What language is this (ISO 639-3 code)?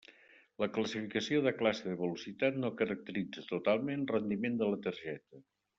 cat